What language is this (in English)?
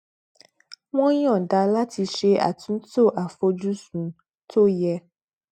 Yoruba